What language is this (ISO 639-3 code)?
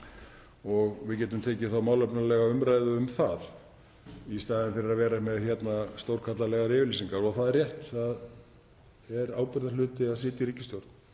isl